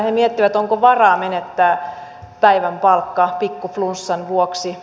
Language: Finnish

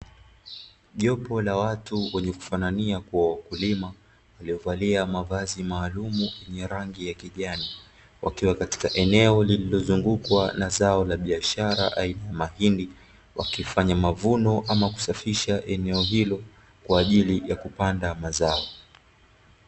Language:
Swahili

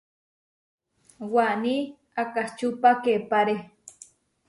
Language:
Huarijio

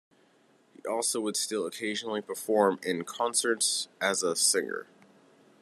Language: English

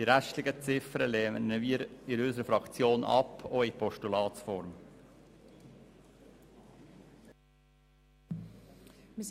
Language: Swiss German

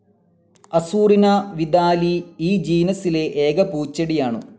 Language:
Malayalam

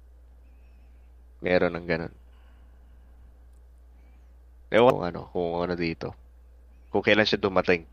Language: Filipino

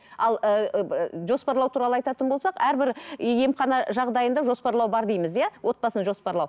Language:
Kazakh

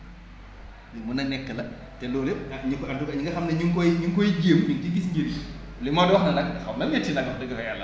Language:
Wolof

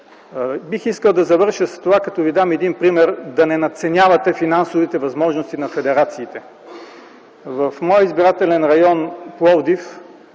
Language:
Bulgarian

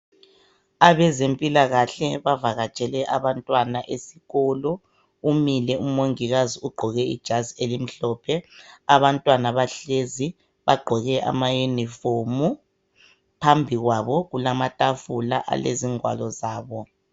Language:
North Ndebele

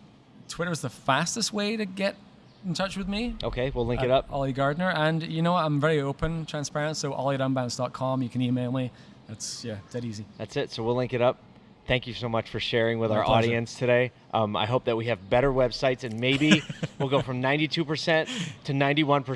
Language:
English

